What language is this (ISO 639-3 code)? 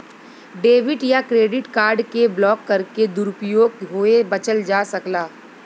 bho